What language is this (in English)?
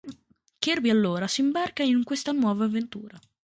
Italian